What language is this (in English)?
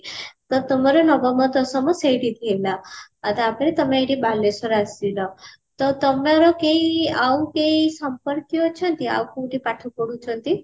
Odia